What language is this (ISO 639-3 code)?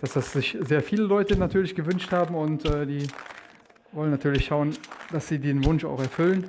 deu